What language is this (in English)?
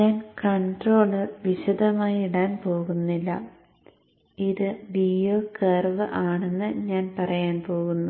Malayalam